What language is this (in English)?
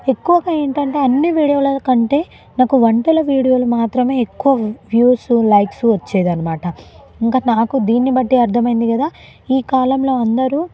Telugu